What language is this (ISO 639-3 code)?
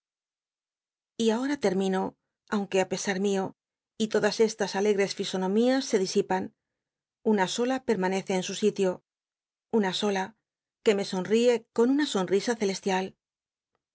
spa